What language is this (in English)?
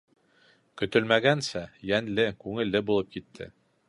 Bashkir